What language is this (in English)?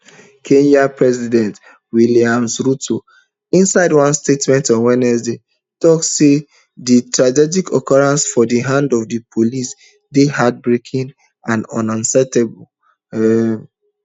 Nigerian Pidgin